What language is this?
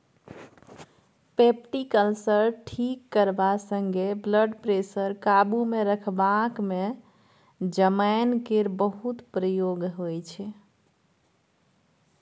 Maithili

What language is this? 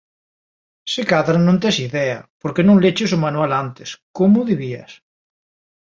Galician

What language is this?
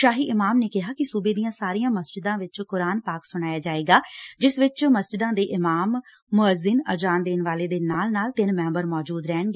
Punjabi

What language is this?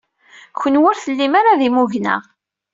Kabyle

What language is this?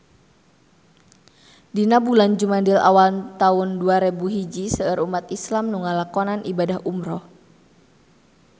Sundanese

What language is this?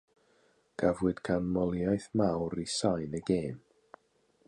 Welsh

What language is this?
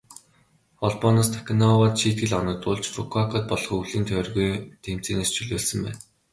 Mongolian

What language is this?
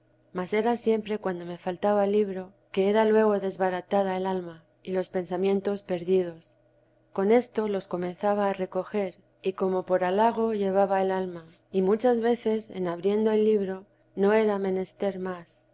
Spanish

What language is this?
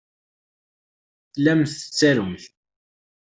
Kabyle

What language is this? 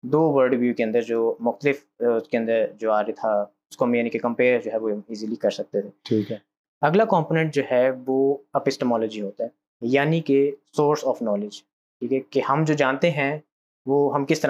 Urdu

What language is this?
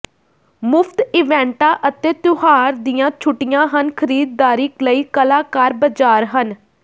Punjabi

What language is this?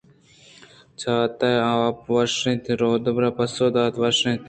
Eastern Balochi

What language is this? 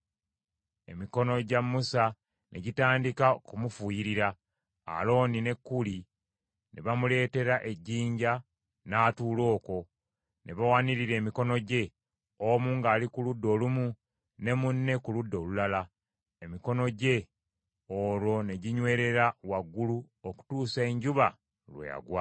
Ganda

